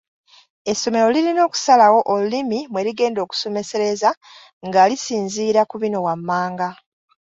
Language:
Ganda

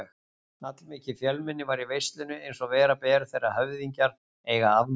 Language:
Icelandic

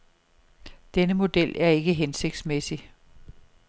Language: Danish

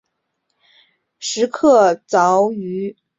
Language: Chinese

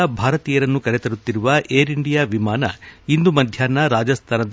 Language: Kannada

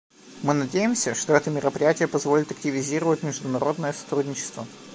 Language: Russian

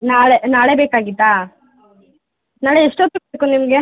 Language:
Kannada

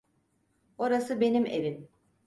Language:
Turkish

